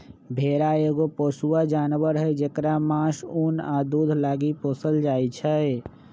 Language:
Magahi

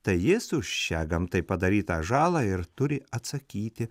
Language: Lithuanian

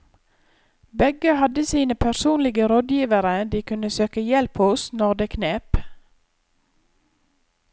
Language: Norwegian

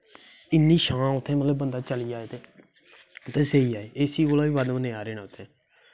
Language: Dogri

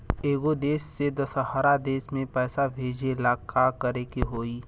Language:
Bhojpuri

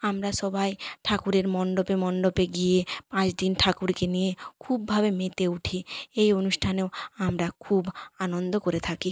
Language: Bangla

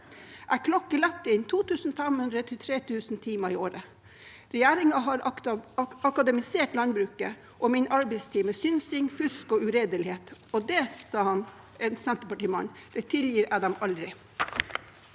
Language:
Norwegian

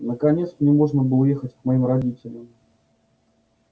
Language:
Russian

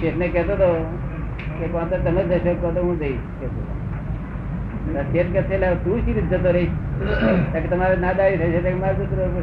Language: Gujarati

